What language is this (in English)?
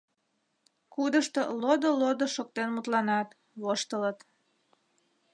Mari